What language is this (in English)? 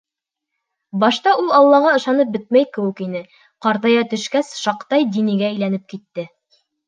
Bashkir